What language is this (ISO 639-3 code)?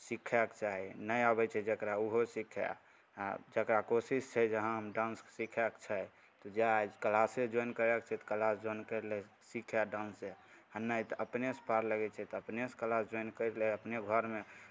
mai